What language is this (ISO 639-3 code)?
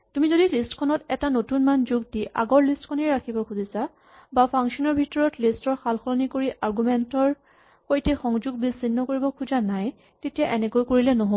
asm